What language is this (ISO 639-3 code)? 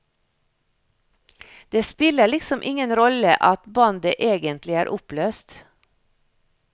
nor